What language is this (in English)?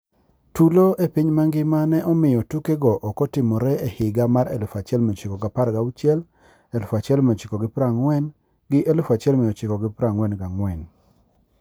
Luo (Kenya and Tanzania)